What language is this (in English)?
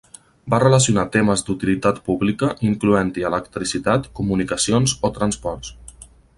Catalan